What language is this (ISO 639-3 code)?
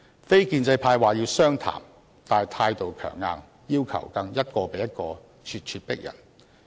yue